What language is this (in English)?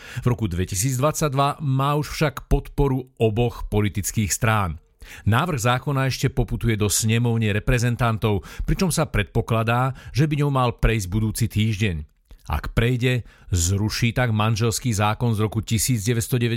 Slovak